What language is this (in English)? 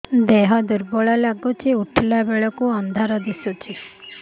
Odia